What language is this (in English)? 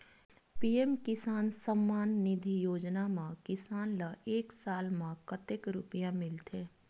Chhattisgarhi